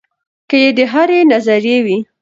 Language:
Pashto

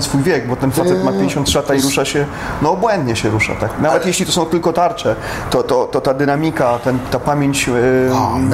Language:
Polish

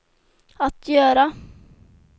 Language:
Swedish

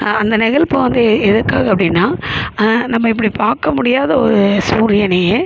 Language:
Tamil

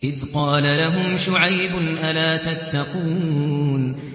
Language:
Arabic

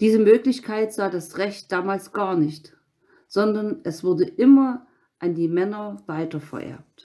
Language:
German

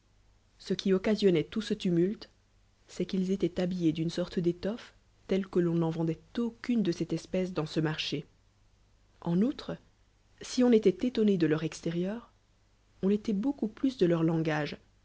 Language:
French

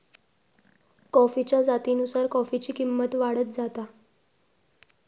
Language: Marathi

